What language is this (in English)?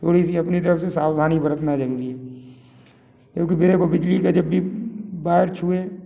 Hindi